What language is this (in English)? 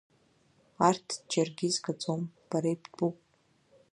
Abkhazian